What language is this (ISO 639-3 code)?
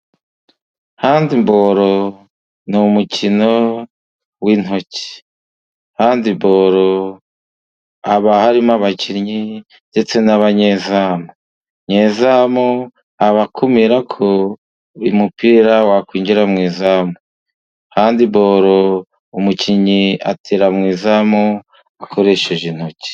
kin